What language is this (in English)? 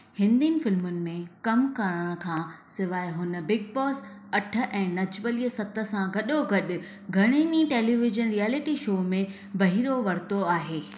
Sindhi